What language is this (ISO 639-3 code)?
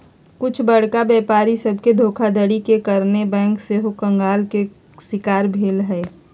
mag